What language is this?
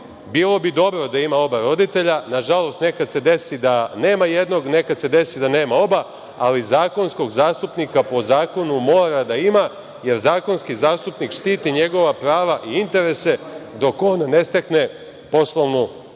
Serbian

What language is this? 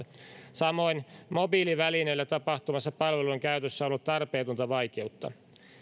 Finnish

